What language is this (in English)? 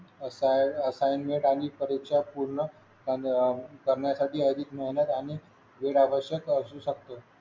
Marathi